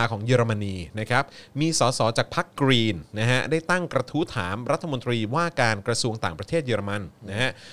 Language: Thai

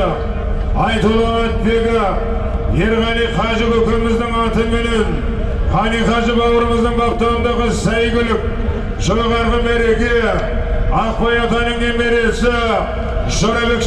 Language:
Turkish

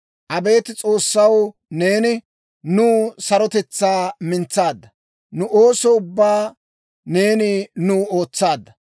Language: Dawro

